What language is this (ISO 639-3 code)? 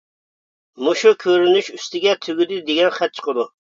uig